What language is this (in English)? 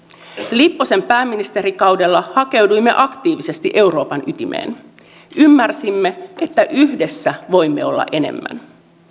Finnish